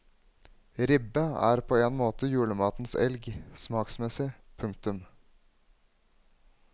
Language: Norwegian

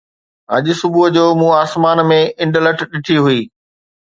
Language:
Sindhi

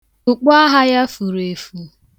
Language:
Igbo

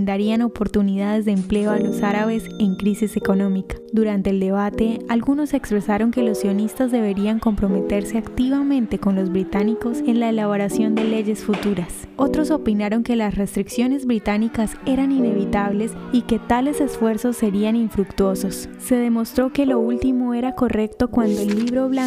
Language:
Spanish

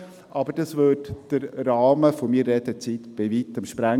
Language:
Swiss German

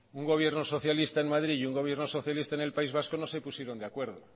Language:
Spanish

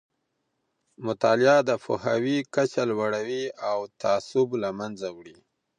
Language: Pashto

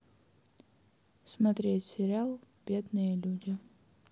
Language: Russian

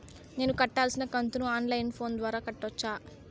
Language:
Telugu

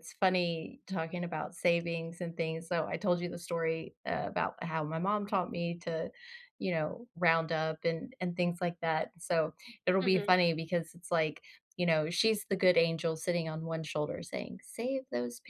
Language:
English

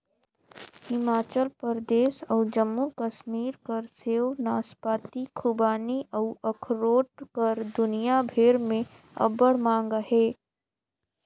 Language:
Chhattisgarhi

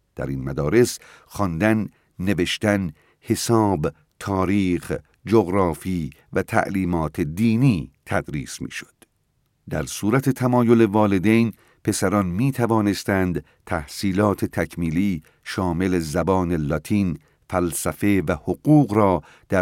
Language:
Persian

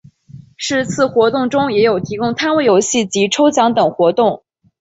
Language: Chinese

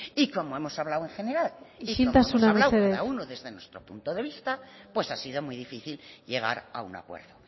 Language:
Spanish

